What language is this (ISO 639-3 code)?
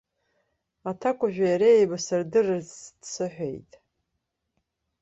abk